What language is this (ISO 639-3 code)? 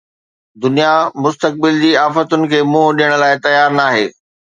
snd